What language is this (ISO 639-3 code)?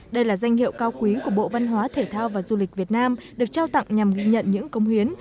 vie